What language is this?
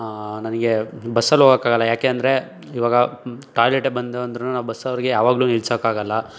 Kannada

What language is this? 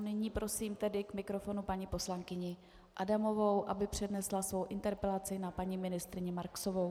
Czech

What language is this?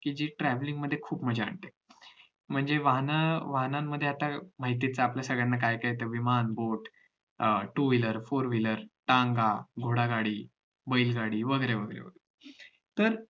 Marathi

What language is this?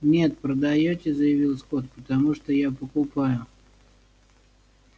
Russian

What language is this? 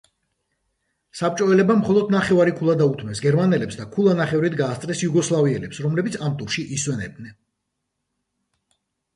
Georgian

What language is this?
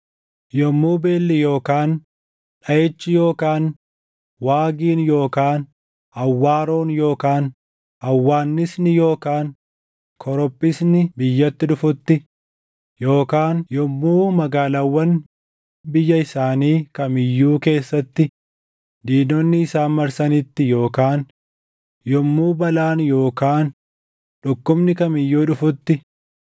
Oromo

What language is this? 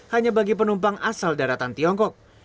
Indonesian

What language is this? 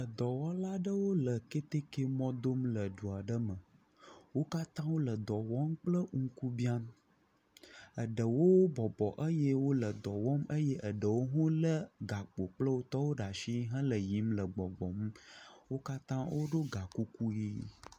Ewe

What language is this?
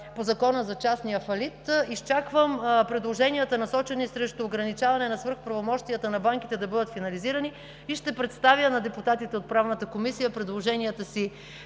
Bulgarian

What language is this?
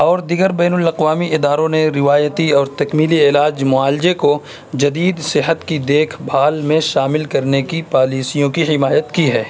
Urdu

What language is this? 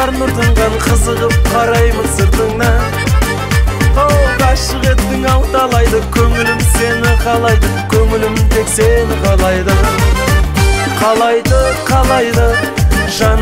Turkish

